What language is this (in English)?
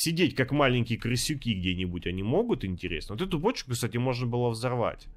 Russian